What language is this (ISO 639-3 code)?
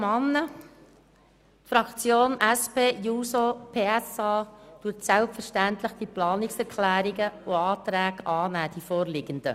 gsw